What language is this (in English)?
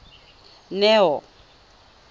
Tswana